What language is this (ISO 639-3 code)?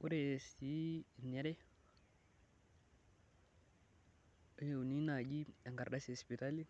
mas